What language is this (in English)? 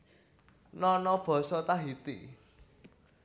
Javanese